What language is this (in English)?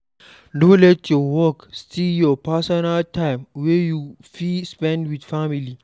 Nigerian Pidgin